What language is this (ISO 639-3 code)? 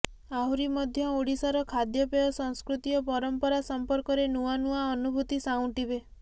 ori